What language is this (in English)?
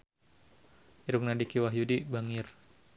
Sundanese